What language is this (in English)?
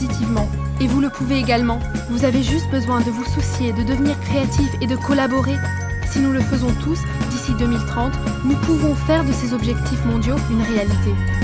French